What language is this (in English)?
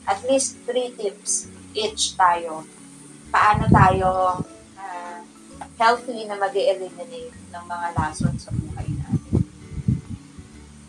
Filipino